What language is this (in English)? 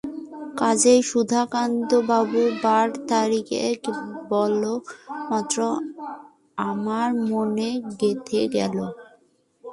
Bangla